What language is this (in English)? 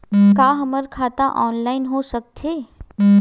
Chhattisgarhi